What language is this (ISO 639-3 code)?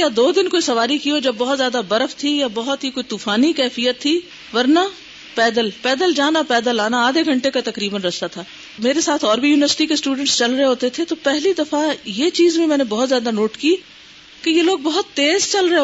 urd